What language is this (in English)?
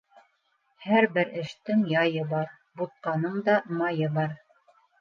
Bashkir